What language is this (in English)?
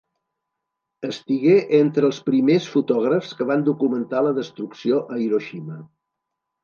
Catalan